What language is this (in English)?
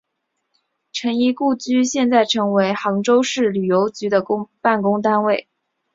Chinese